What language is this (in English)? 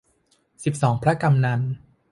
Thai